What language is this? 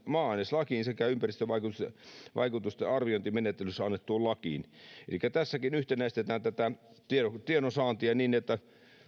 Finnish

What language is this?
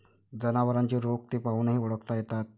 Marathi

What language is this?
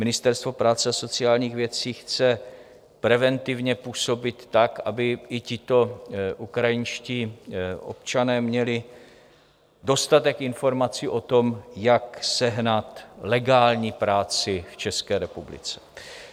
Czech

